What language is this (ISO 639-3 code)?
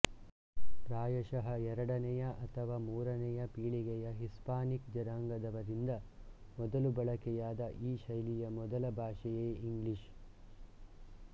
kan